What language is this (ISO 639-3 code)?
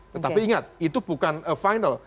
ind